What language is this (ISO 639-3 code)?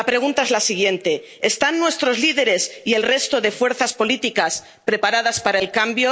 spa